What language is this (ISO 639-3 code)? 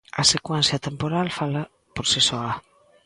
glg